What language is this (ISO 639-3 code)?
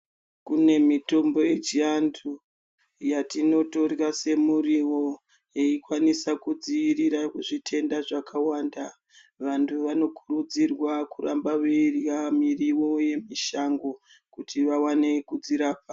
ndc